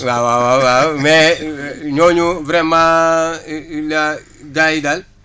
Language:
Wolof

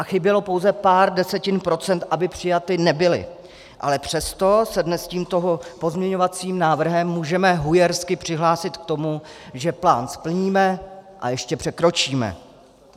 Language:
Czech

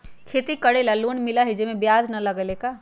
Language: Magahi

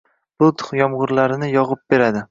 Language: Uzbek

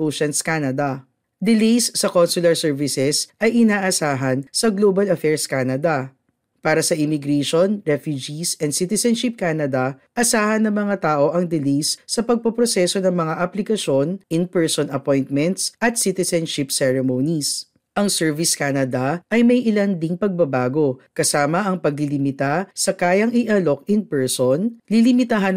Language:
Filipino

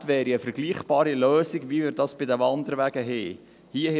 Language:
Swiss German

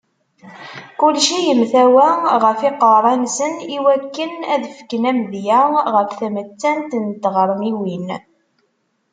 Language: Kabyle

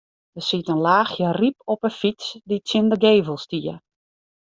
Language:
Western Frisian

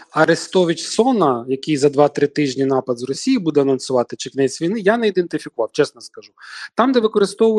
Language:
Ukrainian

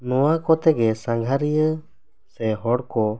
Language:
Santali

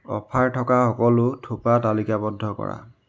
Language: Assamese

